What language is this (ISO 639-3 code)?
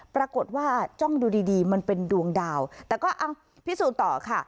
tha